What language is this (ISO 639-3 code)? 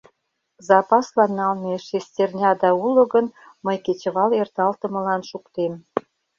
chm